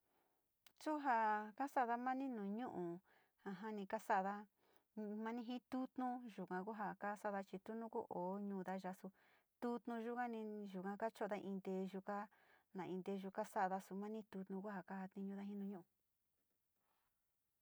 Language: Sinicahua Mixtec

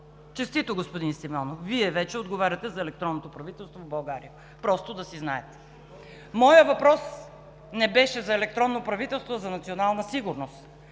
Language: Bulgarian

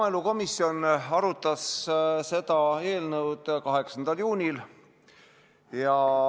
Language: Estonian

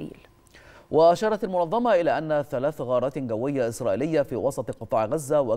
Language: Arabic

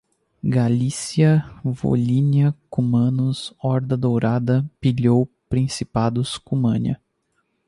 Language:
Portuguese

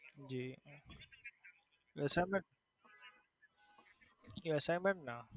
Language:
Gujarati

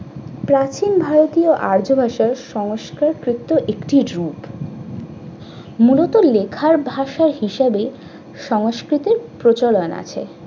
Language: Bangla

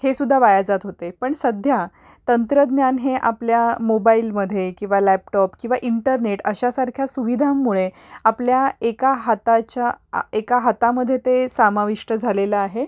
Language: Marathi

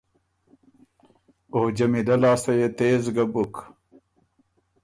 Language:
Ormuri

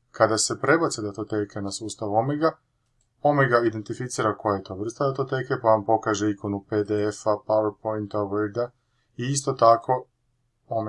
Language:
Croatian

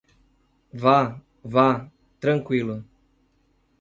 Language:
Portuguese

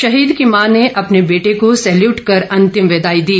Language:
Hindi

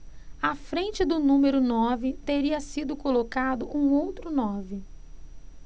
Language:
Portuguese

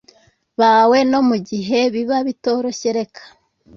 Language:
Kinyarwanda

